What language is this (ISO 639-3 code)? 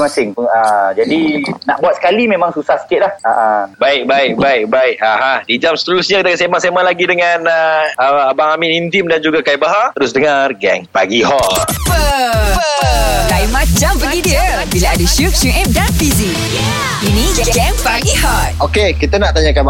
msa